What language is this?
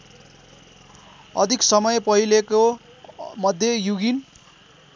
Nepali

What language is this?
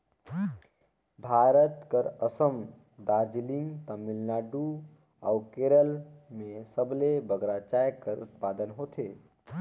Chhattisgarhi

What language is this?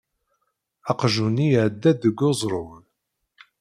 Kabyle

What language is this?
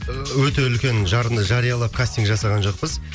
Kazakh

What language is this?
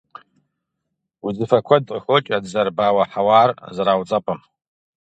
Kabardian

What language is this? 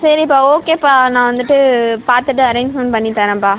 Tamil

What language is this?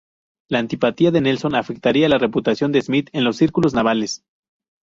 Spanish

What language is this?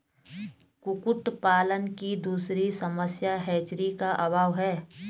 Hindi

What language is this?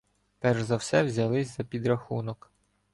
Ukrainian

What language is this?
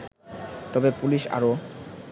Bangla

